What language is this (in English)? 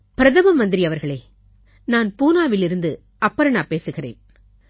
Tamil